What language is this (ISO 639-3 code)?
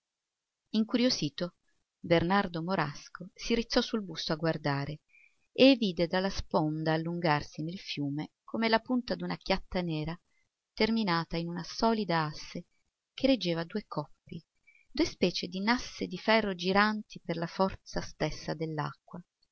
ita